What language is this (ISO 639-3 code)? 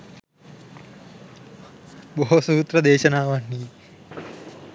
sin